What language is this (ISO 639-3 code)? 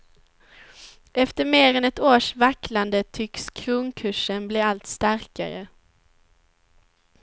swe